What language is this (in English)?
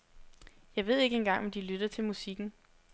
Danish